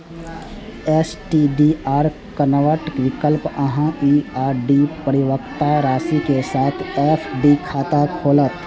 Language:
Maithili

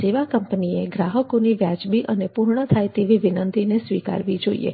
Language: Gujarati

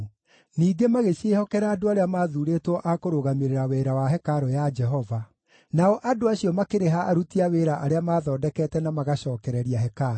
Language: Kikuyu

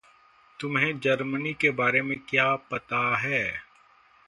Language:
Hindi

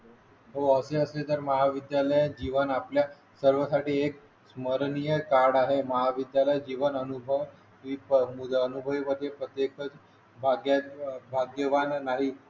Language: Marathi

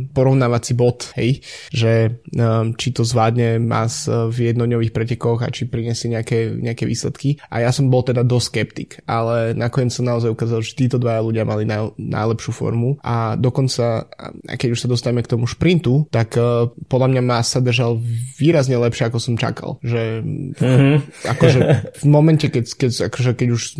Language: Slovak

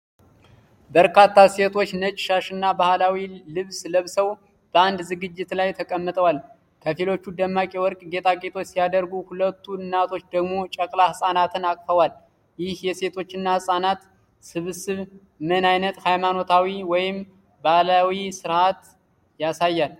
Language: Amharic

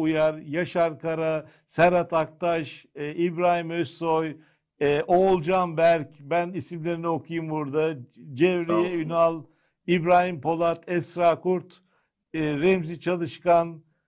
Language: Turkish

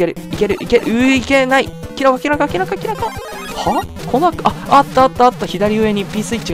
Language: Japanese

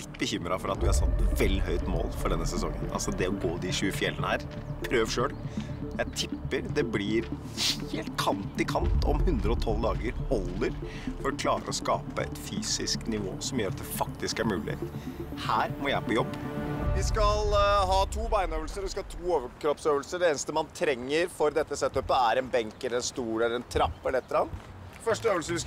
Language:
Norwegian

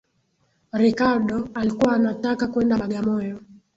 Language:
Swahili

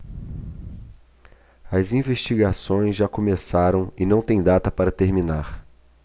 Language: Portuguese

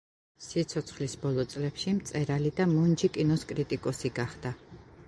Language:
Georgian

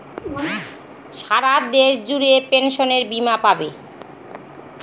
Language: Bangla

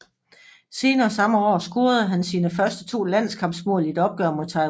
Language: Danish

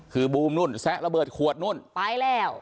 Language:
Thai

